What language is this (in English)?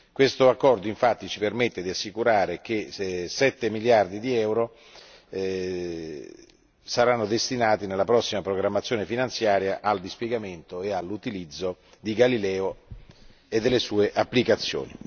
Italian